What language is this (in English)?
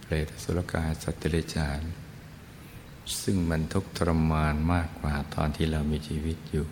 Thai